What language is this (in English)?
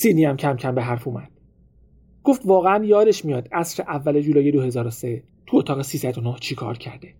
Persian